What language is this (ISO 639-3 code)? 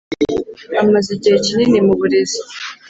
kin